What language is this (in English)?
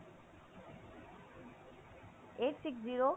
Punjabi